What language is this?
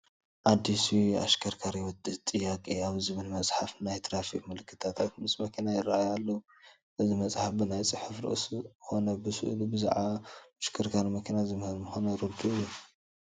Tigrinya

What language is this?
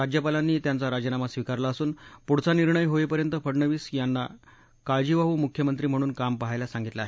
Marathi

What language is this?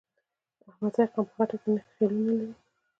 Pashto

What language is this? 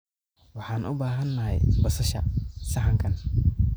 Somali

